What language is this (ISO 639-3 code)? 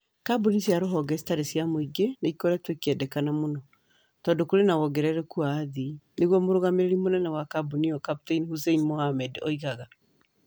kik